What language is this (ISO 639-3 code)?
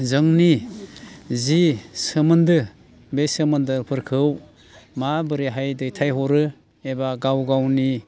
brx